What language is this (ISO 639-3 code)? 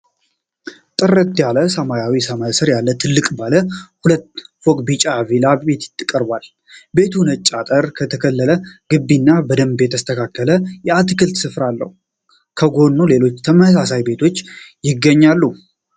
amh